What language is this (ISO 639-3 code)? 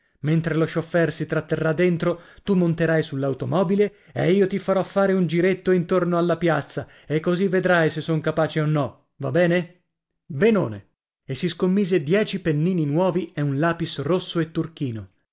ita